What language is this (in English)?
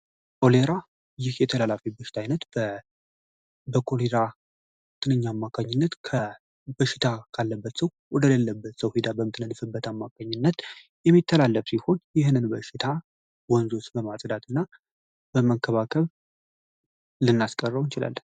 Amharic